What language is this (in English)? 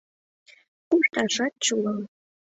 Mari